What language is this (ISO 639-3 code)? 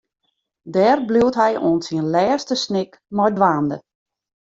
fry